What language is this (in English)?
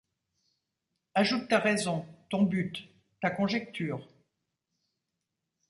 French